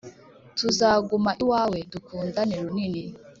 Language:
Kinyarwanda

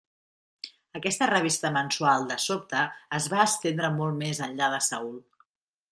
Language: Catalan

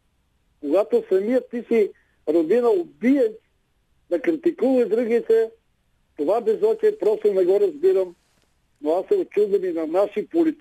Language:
Bulgarian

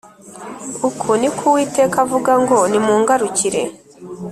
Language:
Kinyarwanda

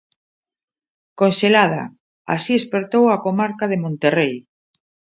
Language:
Galician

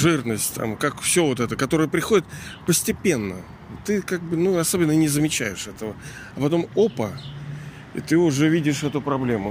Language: Russian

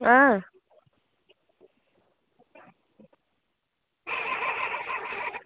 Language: Dogri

